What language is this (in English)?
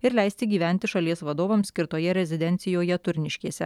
Lithuanian